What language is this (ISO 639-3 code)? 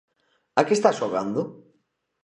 glg